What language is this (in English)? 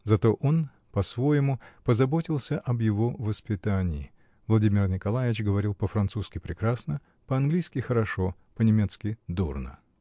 Russian